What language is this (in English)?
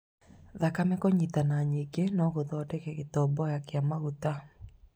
Kikuyu